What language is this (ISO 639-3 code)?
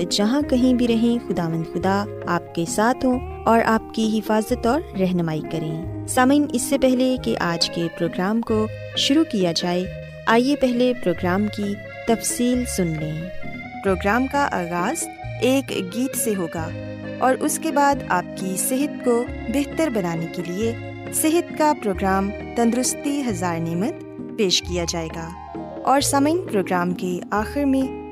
urd